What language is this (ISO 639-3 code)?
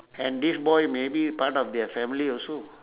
eng